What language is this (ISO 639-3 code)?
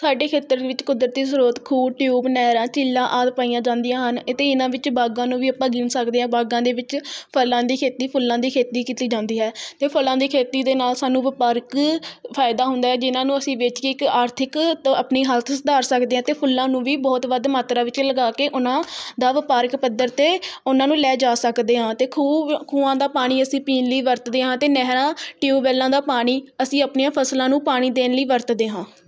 pan